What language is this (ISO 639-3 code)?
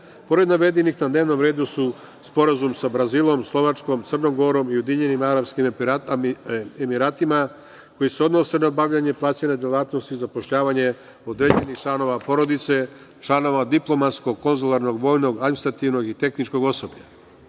srp